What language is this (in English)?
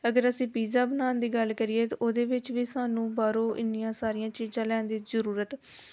Punjabi